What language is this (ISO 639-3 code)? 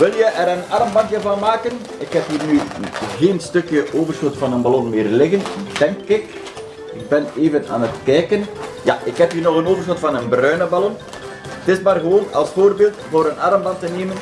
nld